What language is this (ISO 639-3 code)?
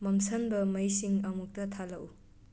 mni